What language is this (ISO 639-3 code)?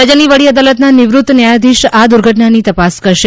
guj